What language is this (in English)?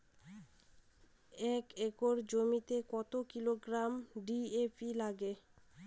Bangla